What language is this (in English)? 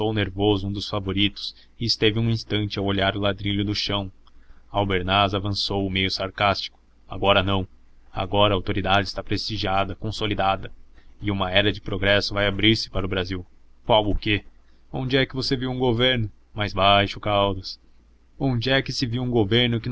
Portuguese